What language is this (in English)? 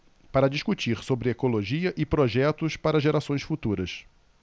Portuguese